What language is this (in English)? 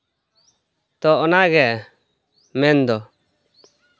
Santali